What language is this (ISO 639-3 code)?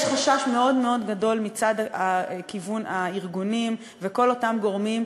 heb